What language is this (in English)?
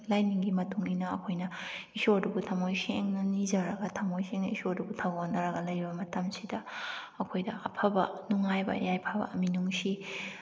Manipuri